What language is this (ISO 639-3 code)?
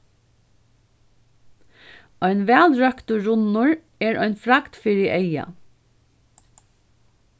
fao